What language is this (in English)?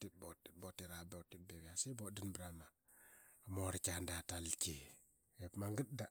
Qaqet